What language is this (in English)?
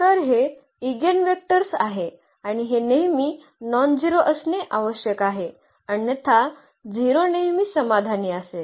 Marathi